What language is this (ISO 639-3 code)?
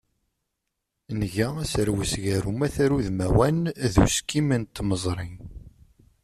kab